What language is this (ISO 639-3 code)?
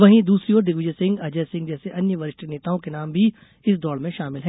hin